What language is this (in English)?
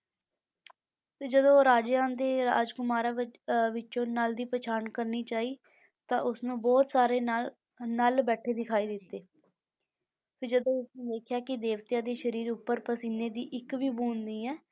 Punjabi